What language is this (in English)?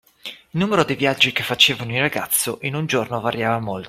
Italian